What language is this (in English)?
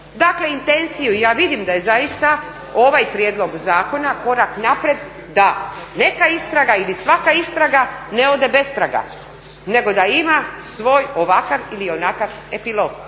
Croatian